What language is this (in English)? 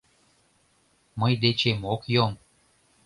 Mari